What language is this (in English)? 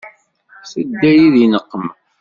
Kabyle